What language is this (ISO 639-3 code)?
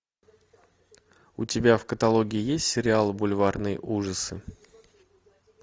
rus